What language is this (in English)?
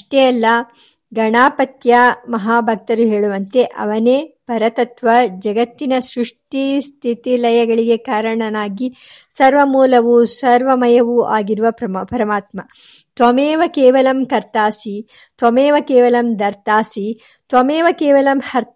Kannada